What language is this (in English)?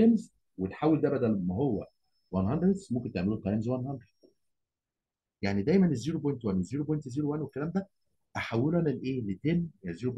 Arabic